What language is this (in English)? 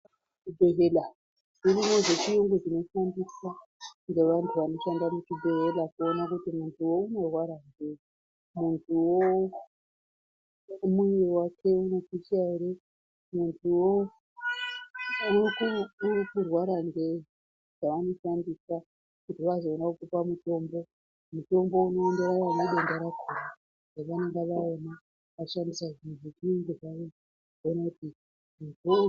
Ndau